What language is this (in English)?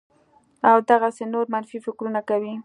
Pashto